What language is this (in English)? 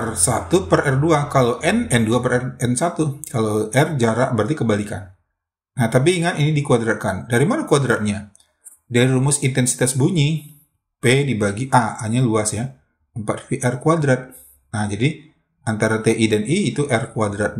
Indonesian